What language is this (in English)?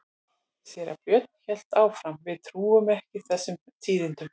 Icelandic